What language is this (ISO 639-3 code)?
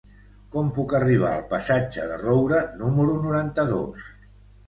cat